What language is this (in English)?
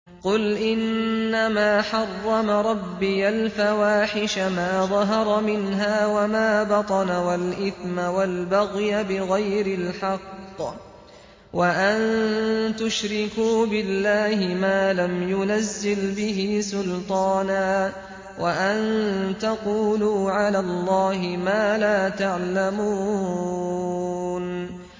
Arabic